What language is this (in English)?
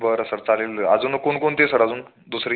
Marathi